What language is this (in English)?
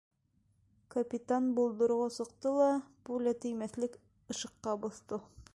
Bashkir